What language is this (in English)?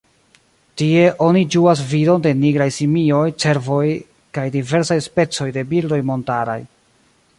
Esperanto